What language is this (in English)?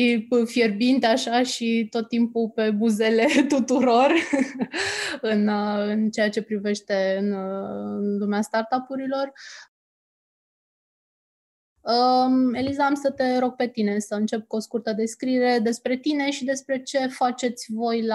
Romanian